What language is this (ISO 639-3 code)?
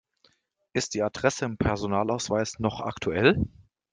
deu